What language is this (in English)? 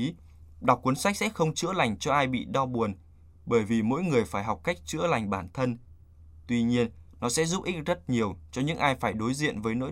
Vietnamese